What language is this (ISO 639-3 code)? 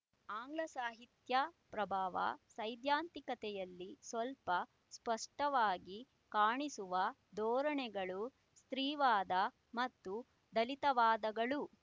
kan